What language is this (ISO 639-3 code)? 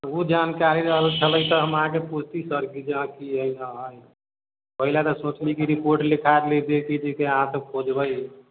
mai